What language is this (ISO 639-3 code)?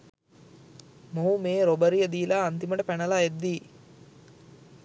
sin